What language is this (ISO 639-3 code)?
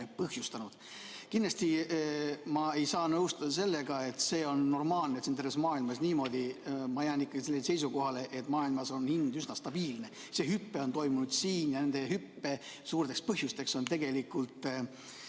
est